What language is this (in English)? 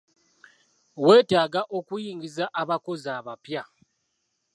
Ganda